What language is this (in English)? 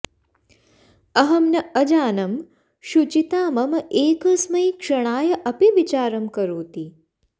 Sanskrit